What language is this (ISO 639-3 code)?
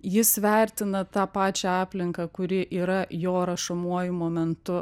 lit